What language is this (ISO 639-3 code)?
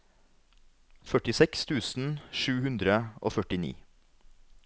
nor